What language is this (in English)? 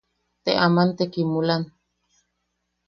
Yaqui